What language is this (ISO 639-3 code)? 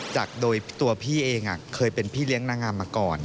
tha